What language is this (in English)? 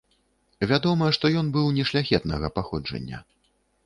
Belarusian